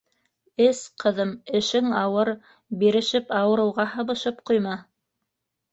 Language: Bashkir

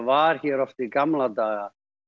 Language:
Icelandic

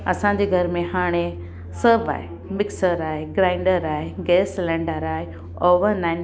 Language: Sindhi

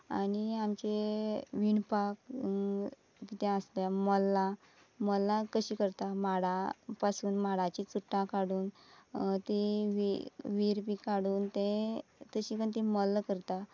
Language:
Konkani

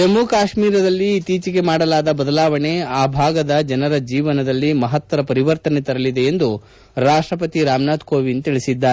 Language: Kannada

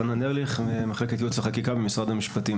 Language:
Hebrew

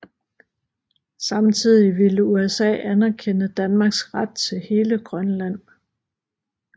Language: Danish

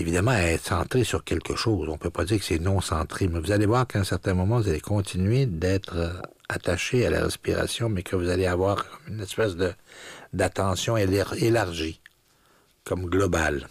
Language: French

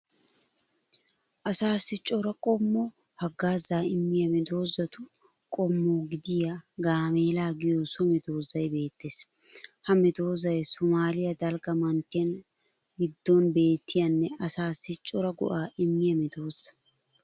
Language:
Wolaytta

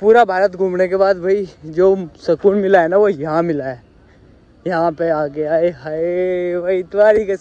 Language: Hindi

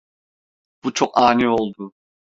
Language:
Turkish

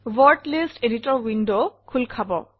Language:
Assamese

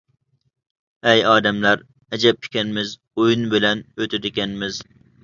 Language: Uyghur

